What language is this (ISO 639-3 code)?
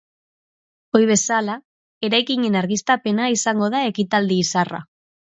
eus